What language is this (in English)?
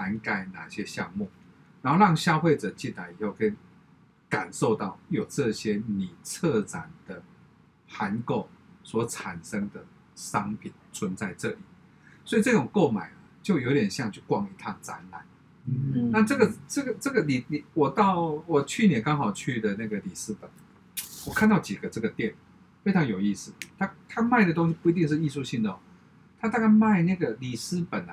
Chinese